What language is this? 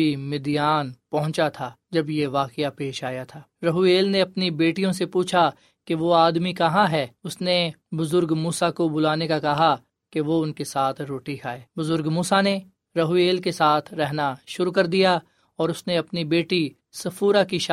Urdu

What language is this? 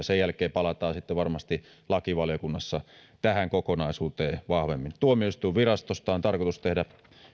Finnish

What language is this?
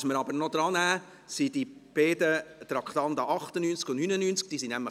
Swiss German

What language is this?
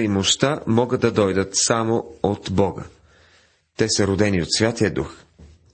Bulgarian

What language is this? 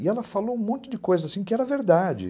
Portuguese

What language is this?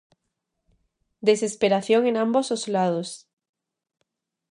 Galician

